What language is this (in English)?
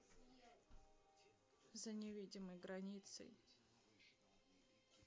Russian